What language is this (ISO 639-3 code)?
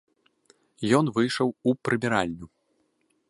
bel